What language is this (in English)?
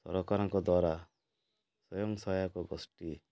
Odia